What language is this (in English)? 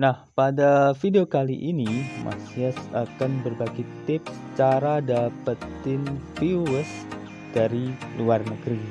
Indonesian